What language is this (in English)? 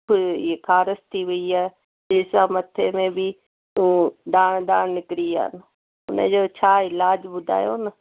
Sindhi